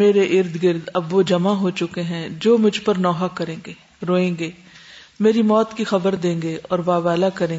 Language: Urdu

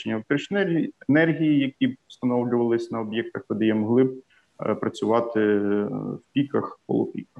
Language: Ukrainian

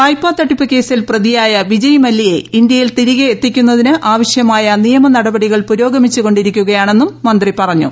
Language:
Malayalam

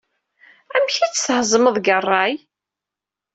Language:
Kabyle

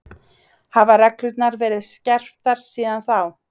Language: Icelandic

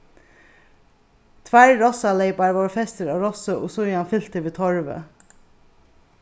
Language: Faroese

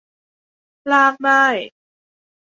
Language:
Thai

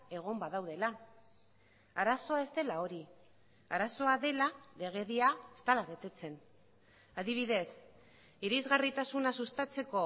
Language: Basque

